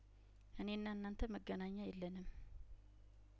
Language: Amharic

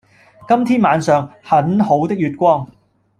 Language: Cantonese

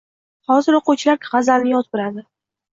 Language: Uzbek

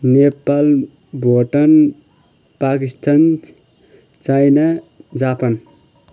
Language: Nepali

